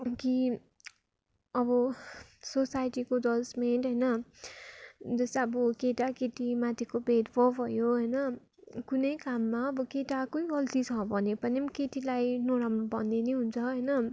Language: Nepali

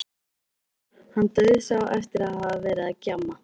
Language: Icelandic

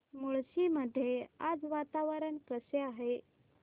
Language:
Marathi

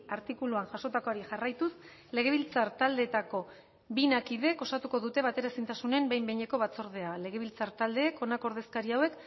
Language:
Basque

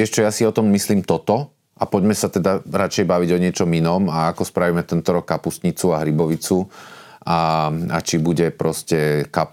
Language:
Slovak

